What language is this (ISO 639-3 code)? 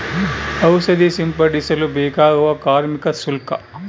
kan